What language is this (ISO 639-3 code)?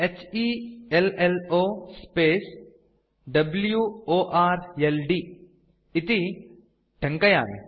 san